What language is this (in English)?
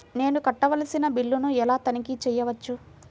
Telugu